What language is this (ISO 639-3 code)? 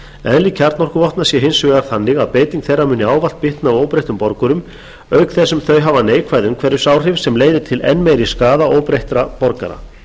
isl